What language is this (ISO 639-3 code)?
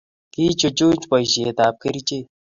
kln